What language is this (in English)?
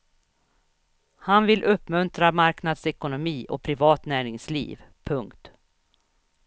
Swedish